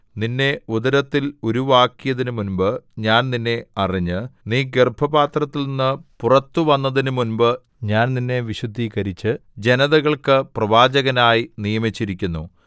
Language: Malayalam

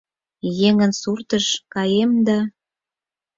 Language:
Mari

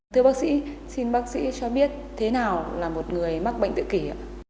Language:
Vietnamese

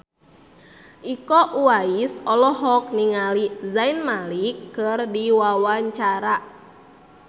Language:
Sundanese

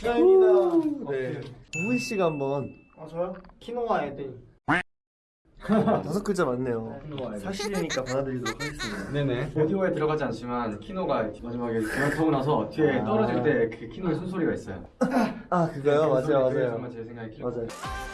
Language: Korean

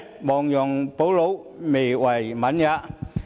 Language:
Cantonese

